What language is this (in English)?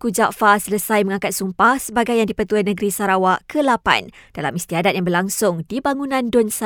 Malay